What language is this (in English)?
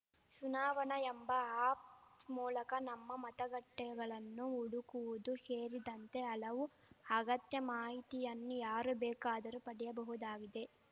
Kannada